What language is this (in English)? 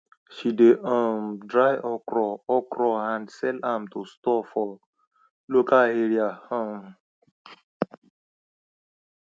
Nigerian Pidgin